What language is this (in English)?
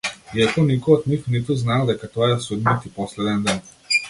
Macedonian